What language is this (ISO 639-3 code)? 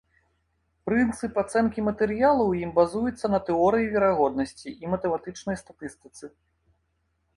bel